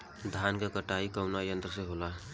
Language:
Bhojpuri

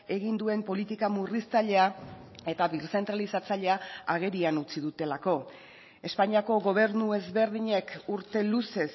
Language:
Basque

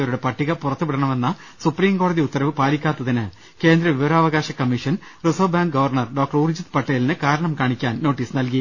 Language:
Malayalam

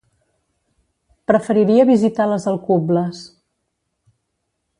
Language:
Catalan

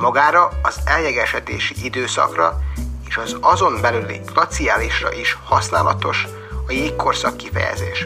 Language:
Hungarian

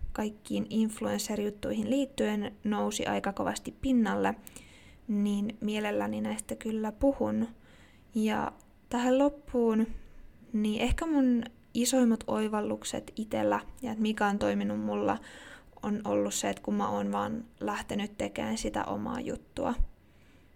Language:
Finnish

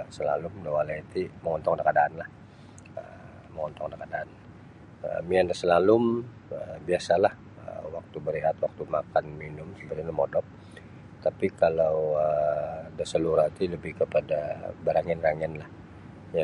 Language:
Sabah Bisaya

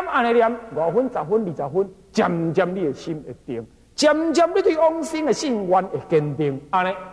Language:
Chinese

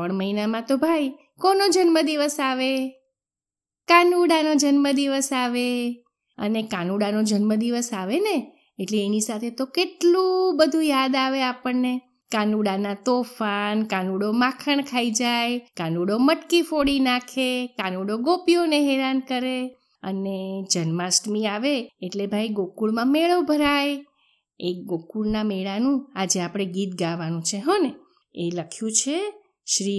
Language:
Gujarati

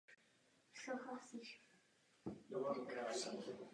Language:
Czech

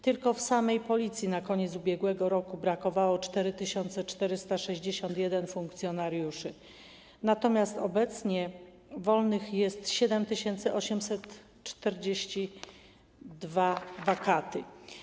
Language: Polish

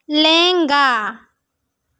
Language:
Santali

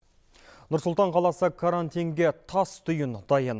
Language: Kazakh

